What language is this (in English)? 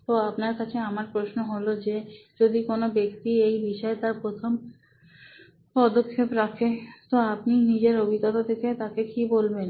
Bangla